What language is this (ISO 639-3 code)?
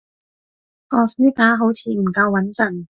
yue